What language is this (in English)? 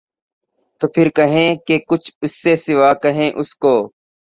Urdu